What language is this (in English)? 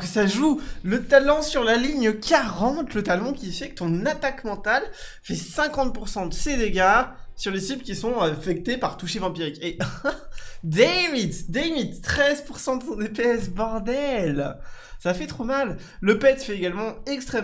French